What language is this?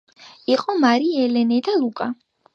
Georgian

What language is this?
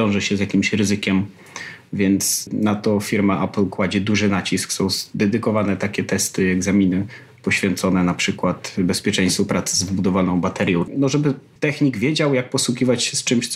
Polish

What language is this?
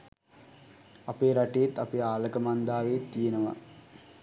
Sinhala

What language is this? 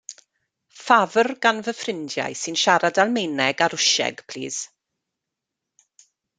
Welsh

